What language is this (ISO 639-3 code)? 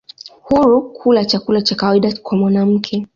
swa